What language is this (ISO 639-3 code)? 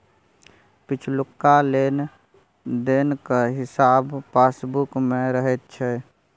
mai